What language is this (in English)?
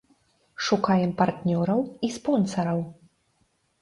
Belarusian